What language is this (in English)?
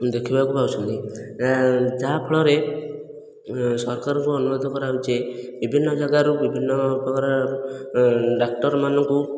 Odia